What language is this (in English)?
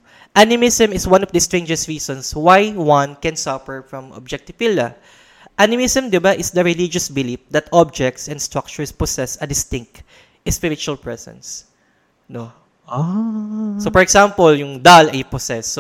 Filipino